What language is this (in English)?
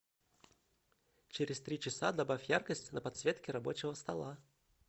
Russian